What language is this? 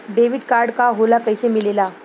Bhojpuri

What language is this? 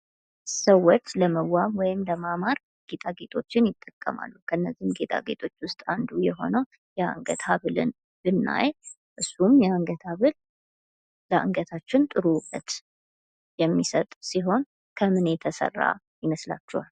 Amharic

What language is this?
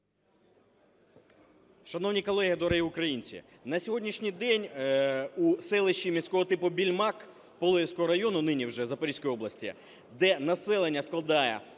Ukrainian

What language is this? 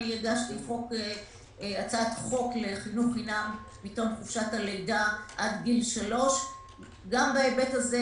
Hebrew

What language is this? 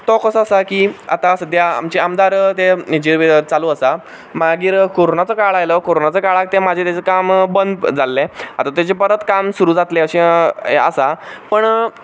Konkani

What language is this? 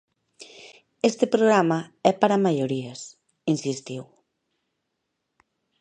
Galician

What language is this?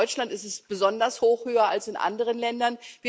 German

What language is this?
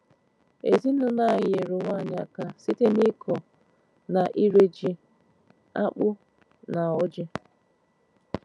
Igbo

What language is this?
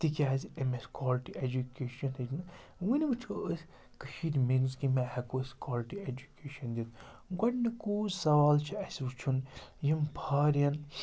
Kashmiri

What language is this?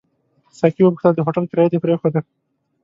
Pashto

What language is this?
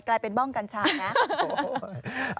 Thai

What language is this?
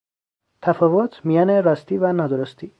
Persian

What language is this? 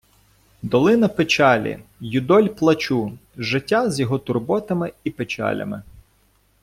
Ukrainian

